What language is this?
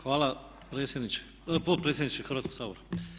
Croatian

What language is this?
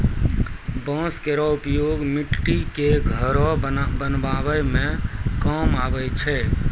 Maithili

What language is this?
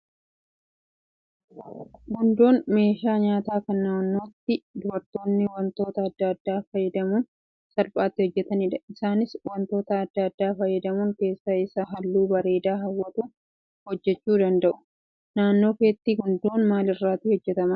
Oromo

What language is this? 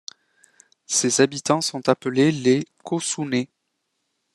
French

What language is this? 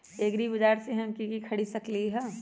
Magahi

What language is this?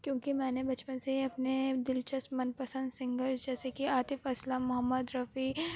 Urdu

